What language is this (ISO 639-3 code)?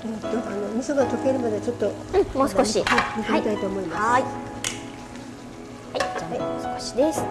jpn